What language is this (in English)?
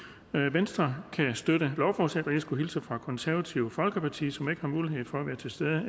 Danish